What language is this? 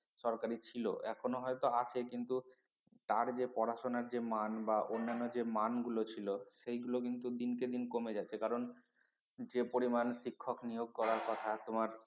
Bangla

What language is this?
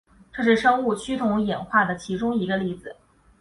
Chinese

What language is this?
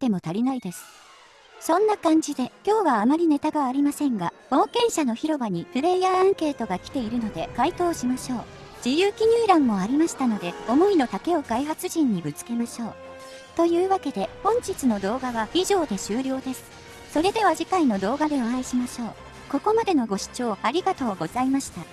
Japanese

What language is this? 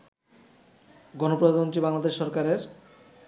Bangla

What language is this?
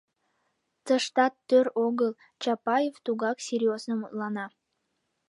Mari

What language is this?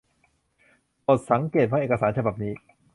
Thai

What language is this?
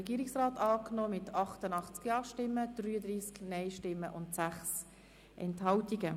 Swiss German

